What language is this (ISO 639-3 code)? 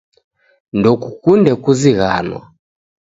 dav